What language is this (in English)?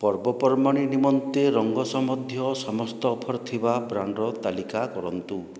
Odia